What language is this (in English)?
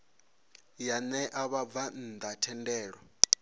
Venda